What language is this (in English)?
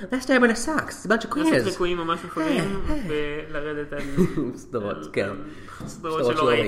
Hebrew